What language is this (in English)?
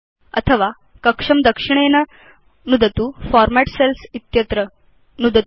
Sanskrit